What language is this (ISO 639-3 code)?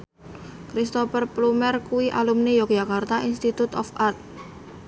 jav